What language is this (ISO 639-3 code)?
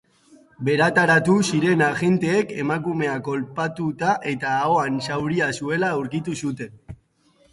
eus